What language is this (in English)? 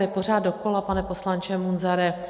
Czech